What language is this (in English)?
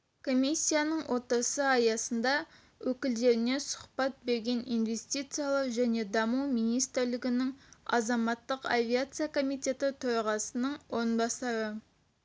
Kazakh